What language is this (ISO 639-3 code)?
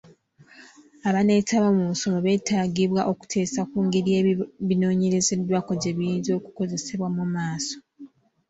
lug